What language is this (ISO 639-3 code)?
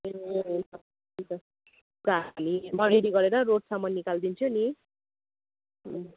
nep